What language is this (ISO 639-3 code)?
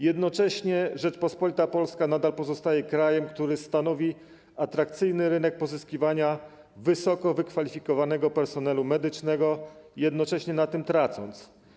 pol